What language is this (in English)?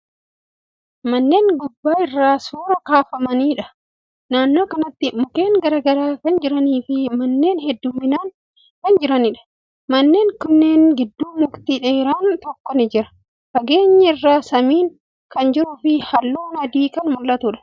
Oromo